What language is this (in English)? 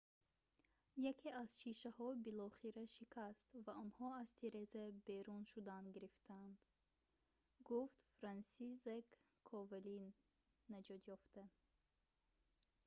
Tajik